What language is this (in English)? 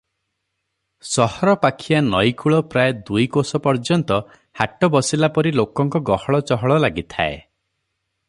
Odia